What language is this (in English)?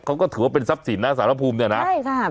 Thai